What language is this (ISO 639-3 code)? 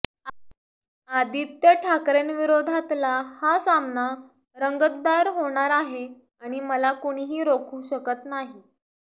mar